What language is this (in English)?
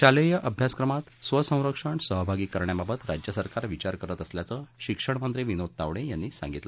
Marathi